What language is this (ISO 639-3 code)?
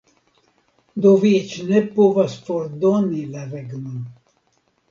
epo